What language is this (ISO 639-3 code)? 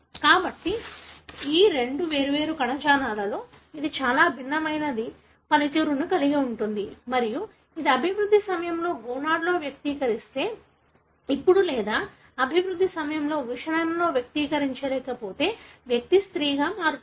tel